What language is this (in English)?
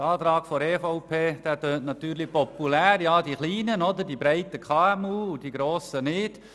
Swiss German